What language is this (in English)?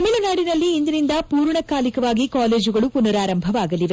Kannada